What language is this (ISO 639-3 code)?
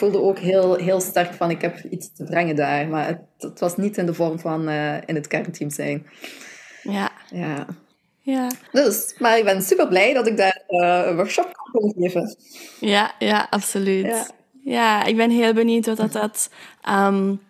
nld